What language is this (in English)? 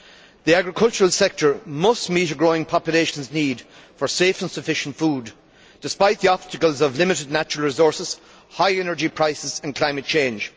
English